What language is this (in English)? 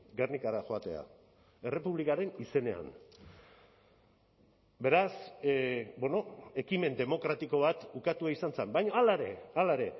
Basque